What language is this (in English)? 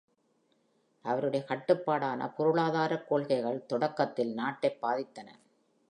Tamil